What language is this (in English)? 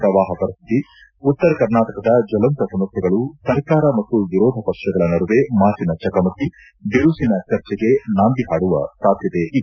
Kannada